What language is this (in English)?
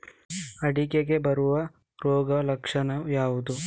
Kannada